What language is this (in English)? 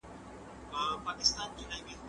Pashto